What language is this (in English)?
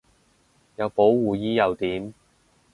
Cantonese